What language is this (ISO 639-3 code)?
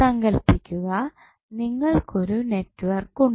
mal